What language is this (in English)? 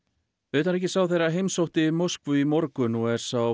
Icelandic